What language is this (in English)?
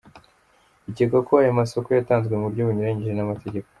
Kinyarwanda